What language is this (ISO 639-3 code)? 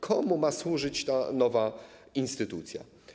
pol